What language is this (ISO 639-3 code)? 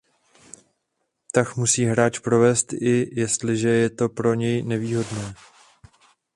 ces